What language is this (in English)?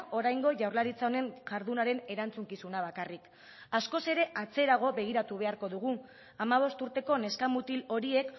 Basque